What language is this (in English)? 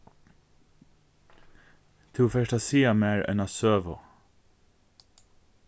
Faroese